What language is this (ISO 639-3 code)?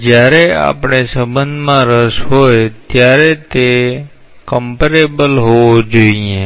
guj